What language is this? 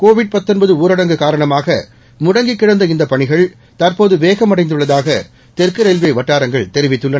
Tamil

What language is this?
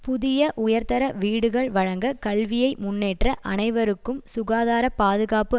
Tamil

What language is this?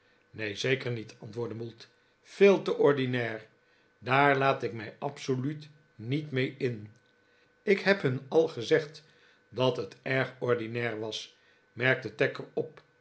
Dutch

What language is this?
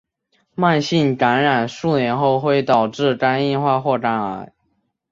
Chinese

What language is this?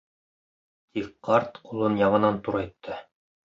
Bashkir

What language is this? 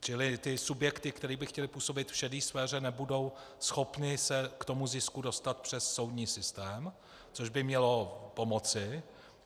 Czech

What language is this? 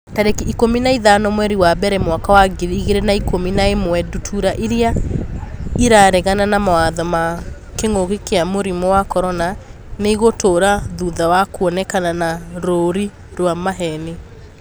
Kikuyu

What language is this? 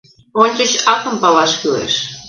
Mari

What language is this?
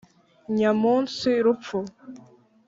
Kinyarwanda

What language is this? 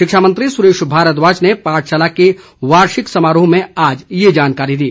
Hindi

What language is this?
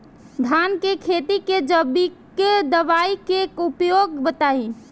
Bhojpuri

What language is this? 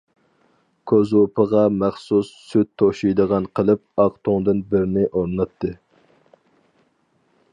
Uyghur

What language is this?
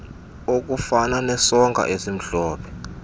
Xhosa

